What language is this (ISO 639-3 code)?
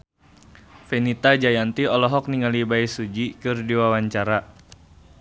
sun